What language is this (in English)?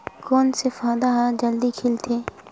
Chhattisgarhi